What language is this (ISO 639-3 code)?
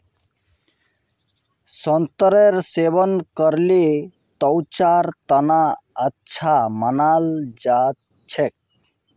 mag